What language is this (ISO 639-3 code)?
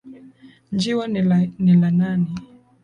swa